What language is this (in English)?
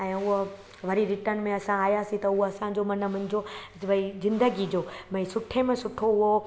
Sindhi